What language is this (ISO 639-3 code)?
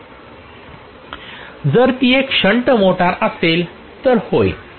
mar